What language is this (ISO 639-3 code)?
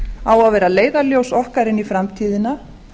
isl